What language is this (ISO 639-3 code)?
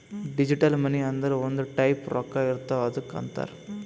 kan